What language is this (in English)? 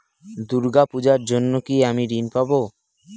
Bangla